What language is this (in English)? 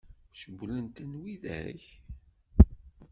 Kabyle